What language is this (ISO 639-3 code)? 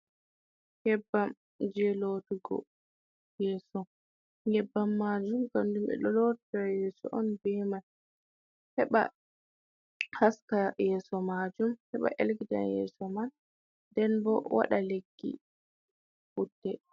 ful